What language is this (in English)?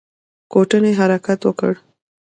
Pashto